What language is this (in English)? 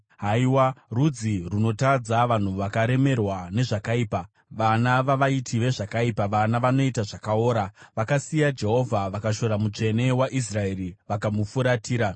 Shona